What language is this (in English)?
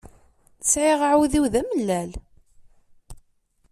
Kabyle